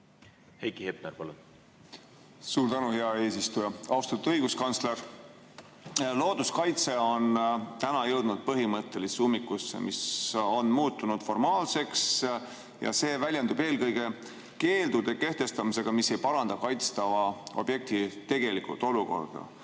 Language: Estonian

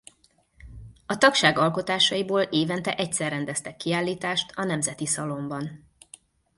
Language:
Hungarian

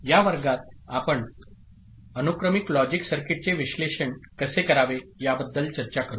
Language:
Marathi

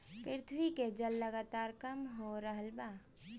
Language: Bhojpuri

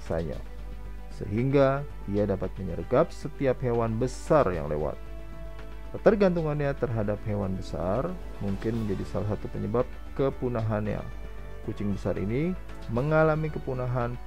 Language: Indonesian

